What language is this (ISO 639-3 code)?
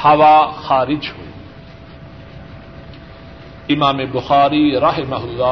urd